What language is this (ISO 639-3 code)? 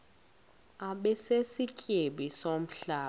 xho